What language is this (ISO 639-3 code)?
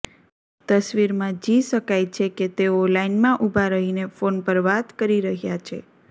guj